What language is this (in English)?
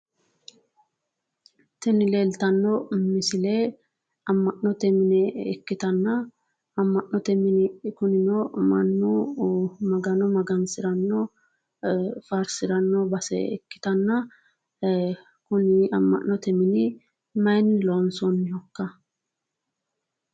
Sidamo